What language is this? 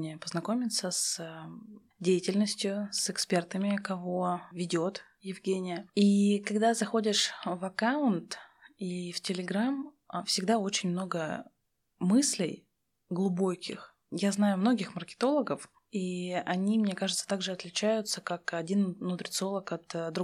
Russian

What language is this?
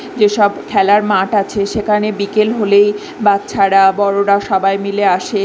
Bangla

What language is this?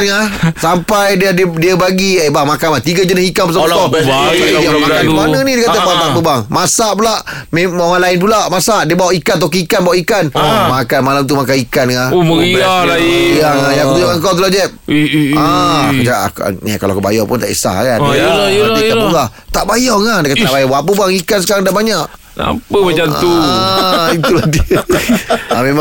Malay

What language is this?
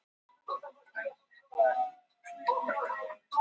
Icelandic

